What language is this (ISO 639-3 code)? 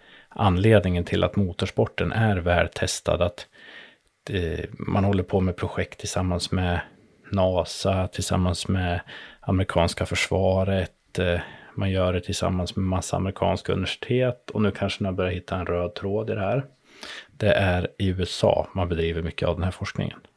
swe